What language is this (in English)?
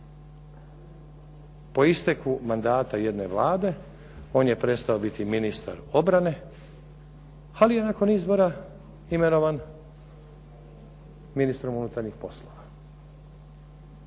Croatian